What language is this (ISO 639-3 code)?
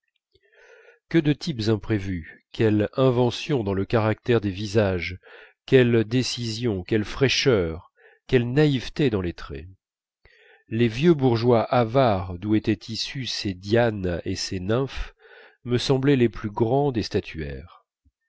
fra